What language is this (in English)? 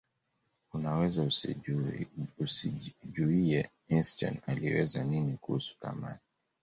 Swahili